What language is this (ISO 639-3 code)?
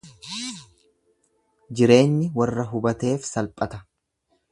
orm